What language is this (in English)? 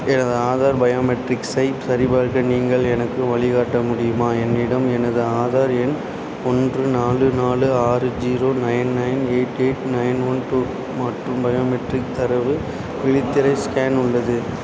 Tamil